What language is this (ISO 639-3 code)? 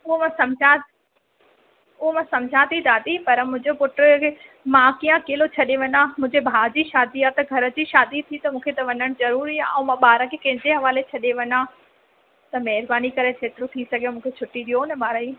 snd